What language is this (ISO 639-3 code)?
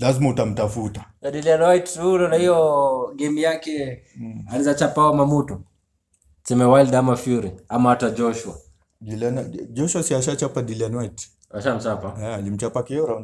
swa